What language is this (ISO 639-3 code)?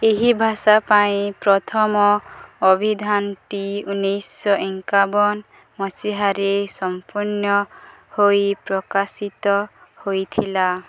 ori